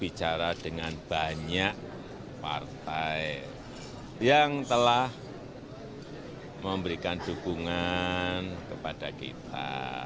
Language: Indonesian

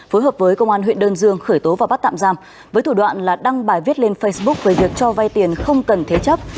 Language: Vietnamese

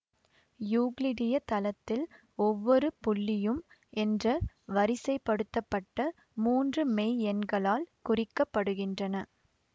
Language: Tamil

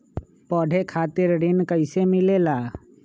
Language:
Magahi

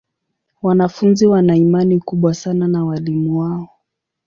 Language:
Swahili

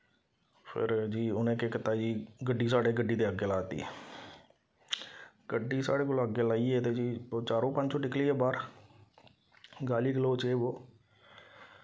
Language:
Dogri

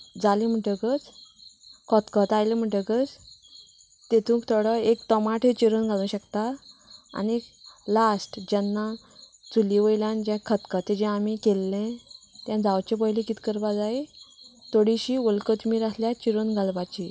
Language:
Konkani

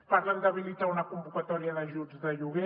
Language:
Catalan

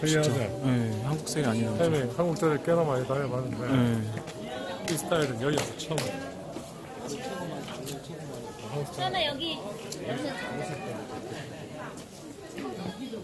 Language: Korean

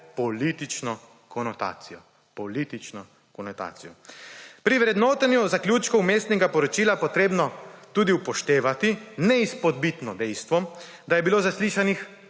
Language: Slovenian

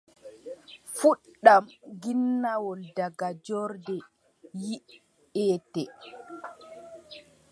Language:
Adamawa Fulfulde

